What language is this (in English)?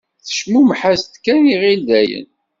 Kabyle